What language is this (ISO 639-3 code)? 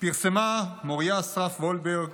heb